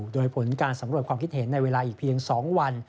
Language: Thai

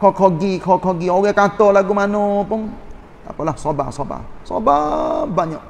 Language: Malay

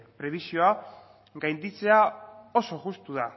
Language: Basque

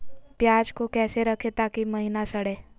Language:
Magahi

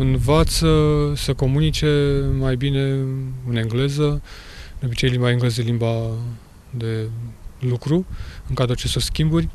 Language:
Romanian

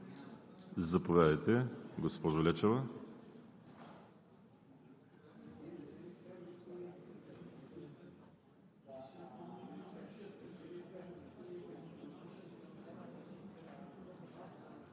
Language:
Bulgarian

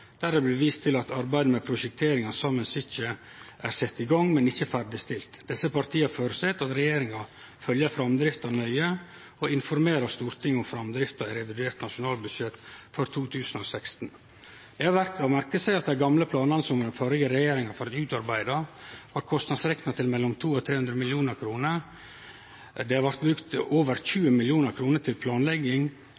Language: Norwegian Nynorsk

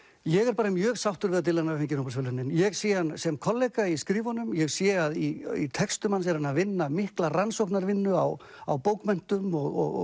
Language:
Icelandic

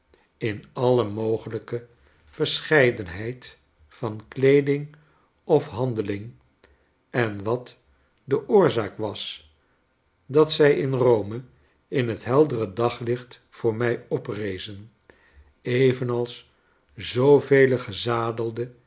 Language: Dutch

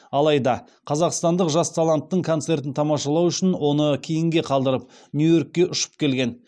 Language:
Kazakh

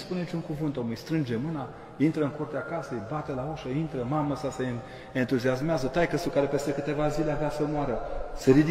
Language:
Romanian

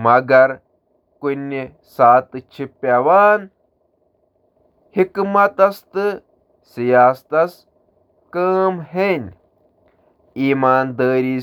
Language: Kashmiri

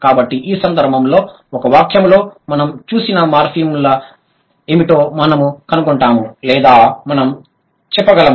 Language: Telugu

